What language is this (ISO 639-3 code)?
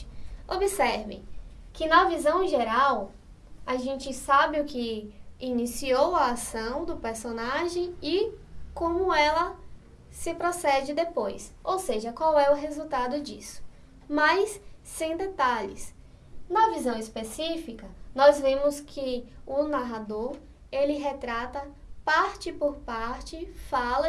por